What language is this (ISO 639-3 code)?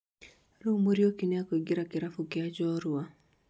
kik